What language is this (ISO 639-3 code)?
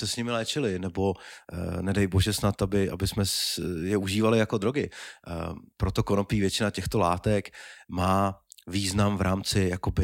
ces